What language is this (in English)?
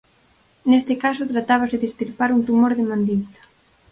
Galician